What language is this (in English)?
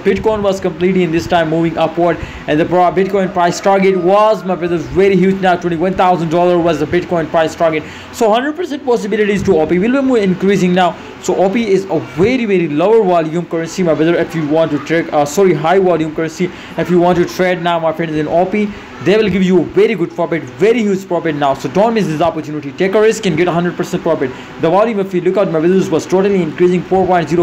English